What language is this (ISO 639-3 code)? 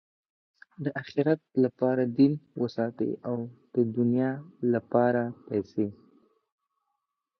pus